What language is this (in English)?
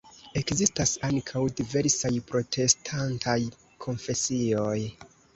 Esperanto